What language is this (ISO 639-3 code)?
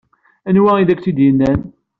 kab